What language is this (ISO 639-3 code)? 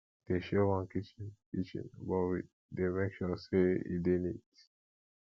pcm